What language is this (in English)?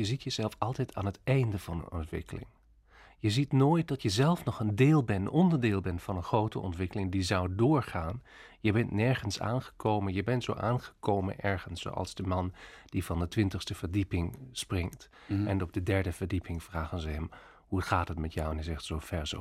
Dutch